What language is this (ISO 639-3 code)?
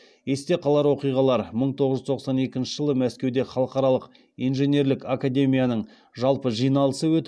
kaz